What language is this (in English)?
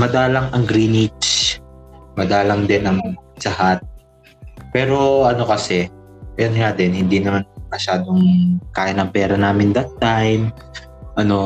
Filipino